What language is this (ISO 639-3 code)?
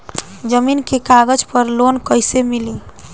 bho